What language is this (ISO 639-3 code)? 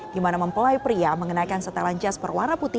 ind